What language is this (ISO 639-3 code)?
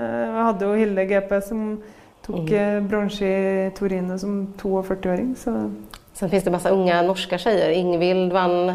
swe